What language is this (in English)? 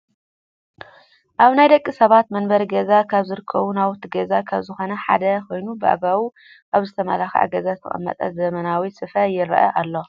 Tigrinya